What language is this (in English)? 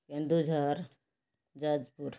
Odia